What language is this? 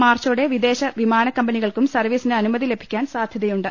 Malayalam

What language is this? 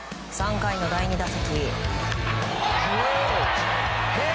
Japanese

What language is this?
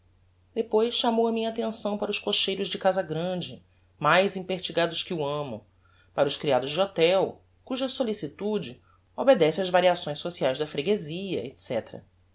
Portuguese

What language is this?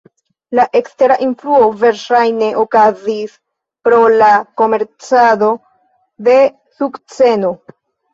Esperanto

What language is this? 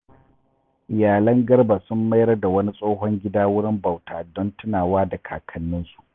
Hausa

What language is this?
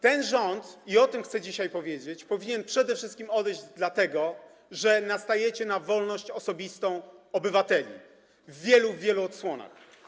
Polish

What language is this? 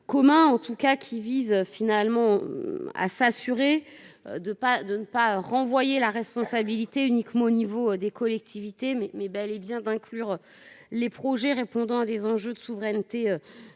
French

